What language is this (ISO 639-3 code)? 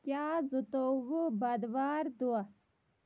kas